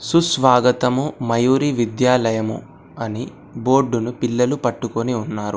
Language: Telugu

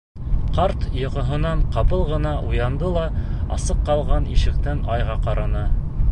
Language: Bashkir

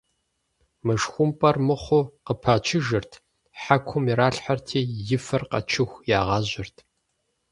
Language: Kabardian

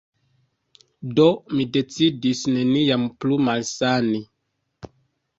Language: Esperanto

